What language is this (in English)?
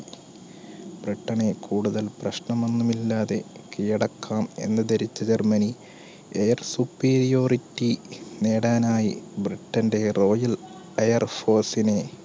Malayalam